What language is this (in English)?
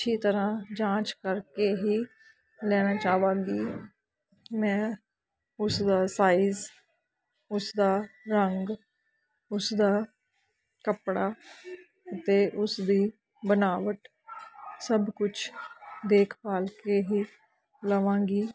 Punjabi